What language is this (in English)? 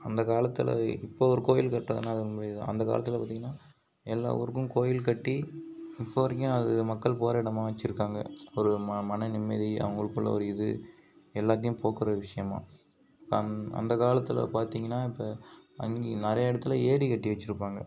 Tamil